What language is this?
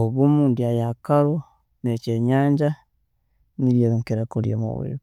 Tooro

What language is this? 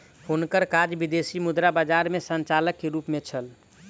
Maithili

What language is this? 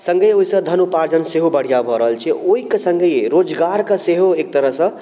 Maithili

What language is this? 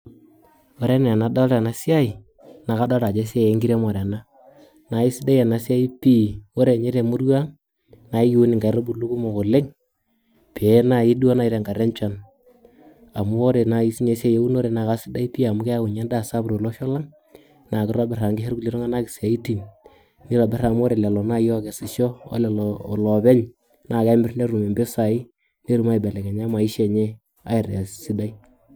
Masai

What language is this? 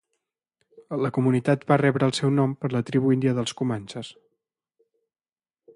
Catalan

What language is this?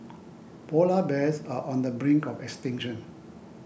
English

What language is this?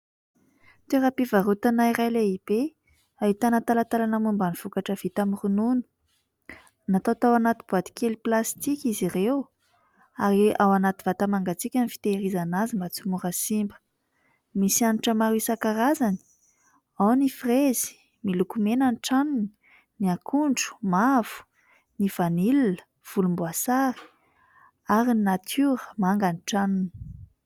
Malagasy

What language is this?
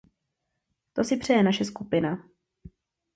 Czech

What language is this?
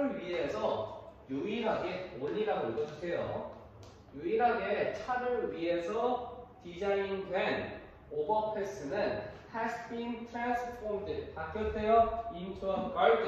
Korean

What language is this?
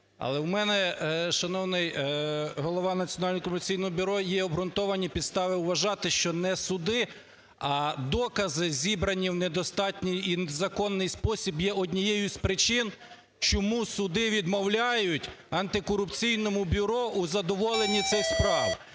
Ukrainian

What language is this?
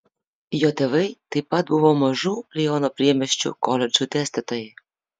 Lithuanian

